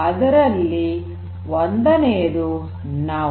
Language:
Kannada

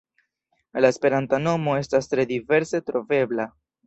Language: Esperanto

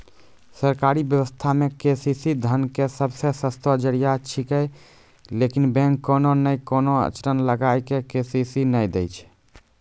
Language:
Maithili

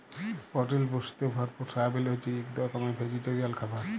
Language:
Bangla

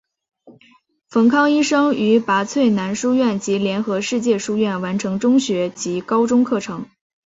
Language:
Chinese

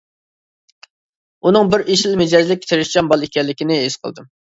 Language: Uyghur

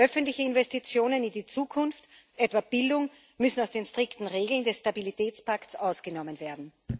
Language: German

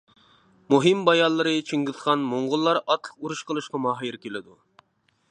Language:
Uyghur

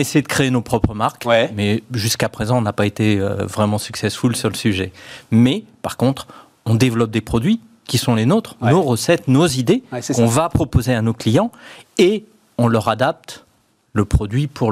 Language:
French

